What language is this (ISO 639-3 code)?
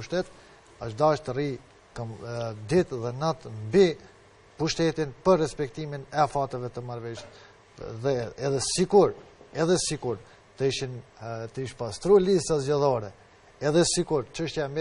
ron